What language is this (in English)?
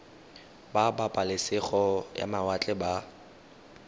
Tswana